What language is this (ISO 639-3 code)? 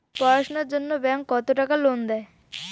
ben